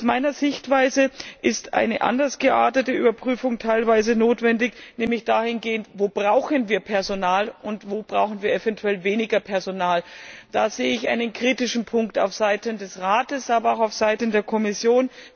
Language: German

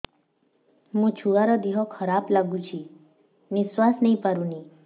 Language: Odia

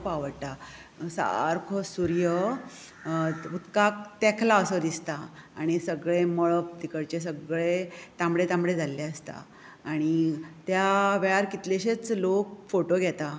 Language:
Konkani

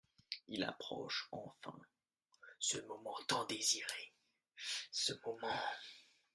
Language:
French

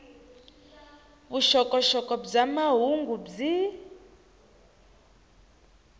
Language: Tsonga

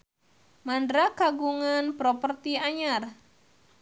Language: Sundanese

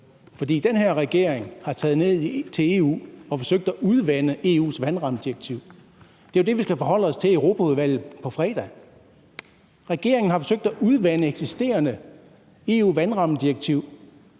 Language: Danish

